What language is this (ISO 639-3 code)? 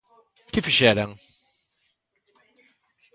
glg